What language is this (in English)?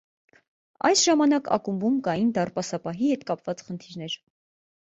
Armenian